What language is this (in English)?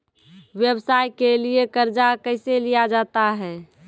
Maithili